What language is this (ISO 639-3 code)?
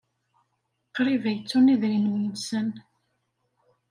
kab